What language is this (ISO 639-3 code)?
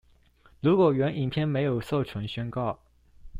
zho